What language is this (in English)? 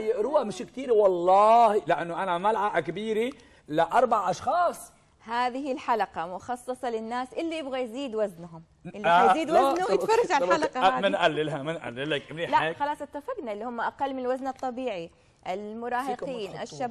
Arabic